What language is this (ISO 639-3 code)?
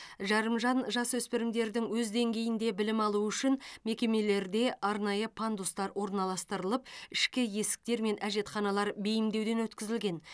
kaz